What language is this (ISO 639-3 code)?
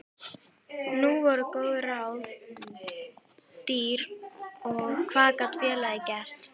isl